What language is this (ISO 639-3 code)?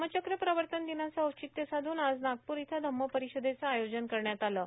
mar